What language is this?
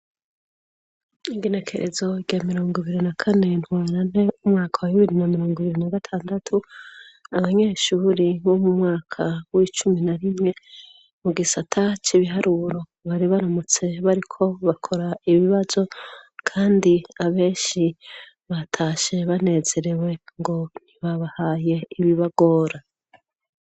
Rundi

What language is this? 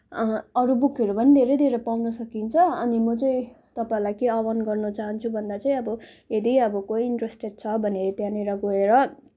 Nepali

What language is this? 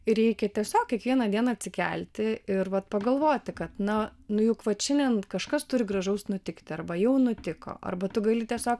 Lithuanian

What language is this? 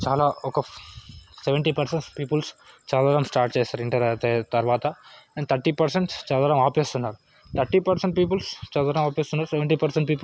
Telugu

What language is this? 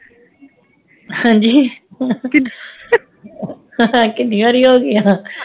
Punjabi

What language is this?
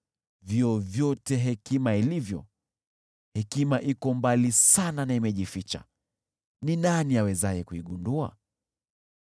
Swahili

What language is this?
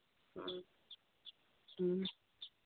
Manipuri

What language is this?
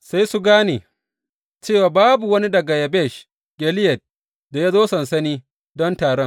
Hausa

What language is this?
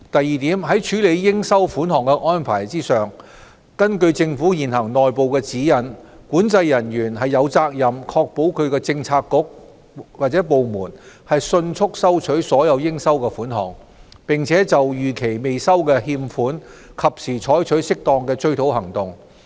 Cantonese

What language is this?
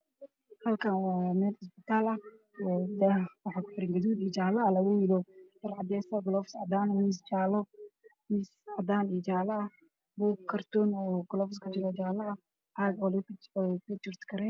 Somali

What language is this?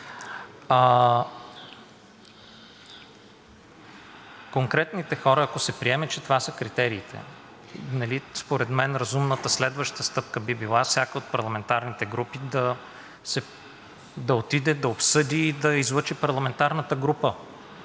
Bulgarian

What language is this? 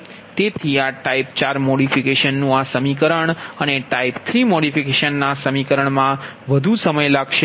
Gujarati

